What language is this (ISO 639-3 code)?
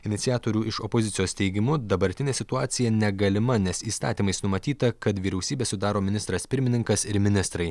lit